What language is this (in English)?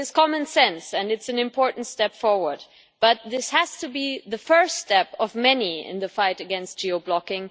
English